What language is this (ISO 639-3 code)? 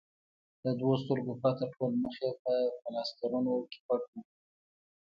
pus